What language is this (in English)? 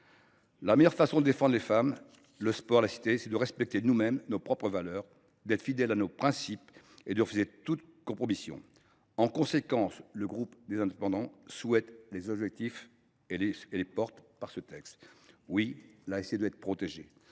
French